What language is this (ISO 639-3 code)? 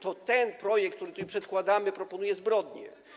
pol